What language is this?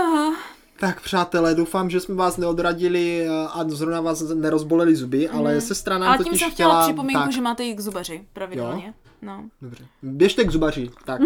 Czech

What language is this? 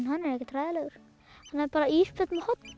Icelandic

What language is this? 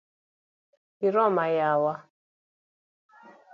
Luo (Kenya and Tanzania)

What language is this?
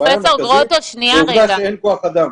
Hebrew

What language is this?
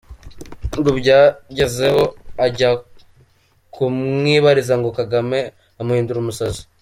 Kinyarwanda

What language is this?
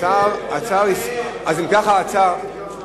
Hebrew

